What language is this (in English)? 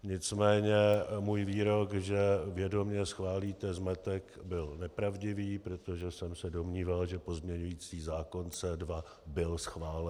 Czech